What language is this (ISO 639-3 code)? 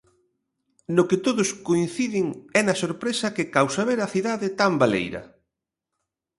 glg